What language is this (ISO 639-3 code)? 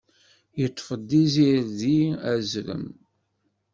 kab